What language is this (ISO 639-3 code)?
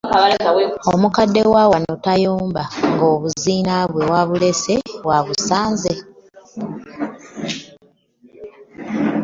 lug